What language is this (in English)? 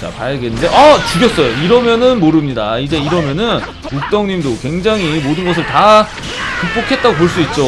Korean